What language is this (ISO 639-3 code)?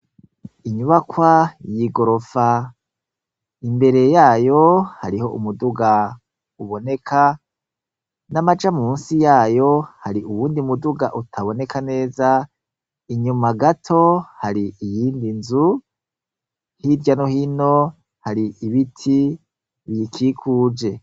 run